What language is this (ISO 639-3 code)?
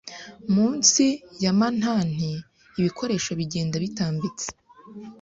kin